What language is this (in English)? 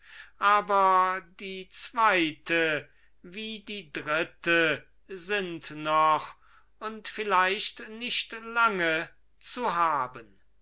German